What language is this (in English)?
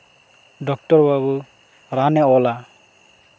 Santali